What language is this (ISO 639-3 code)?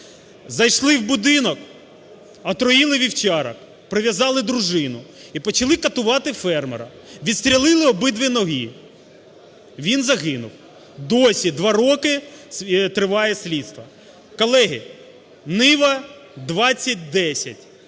ukr